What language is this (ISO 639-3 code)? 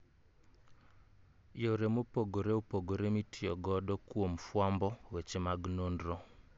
luo